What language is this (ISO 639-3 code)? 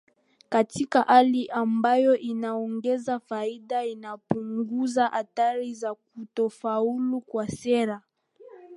swa